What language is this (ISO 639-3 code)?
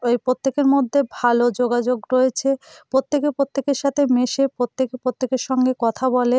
ben